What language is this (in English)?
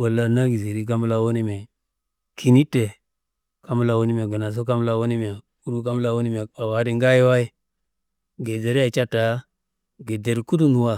Kanembu